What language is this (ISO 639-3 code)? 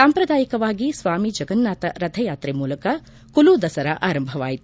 kan